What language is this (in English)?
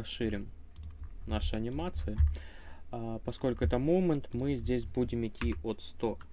Russian